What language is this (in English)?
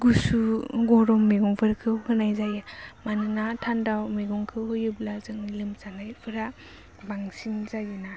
Bodo